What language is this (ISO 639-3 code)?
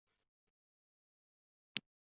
uzb